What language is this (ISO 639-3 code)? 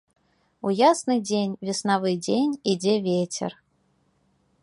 bel